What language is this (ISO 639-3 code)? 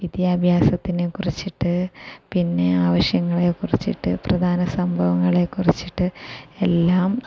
mal